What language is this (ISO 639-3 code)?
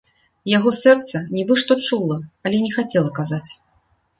bel